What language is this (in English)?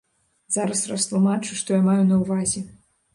Belarusian